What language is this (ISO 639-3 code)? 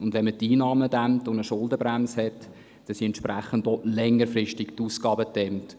gsw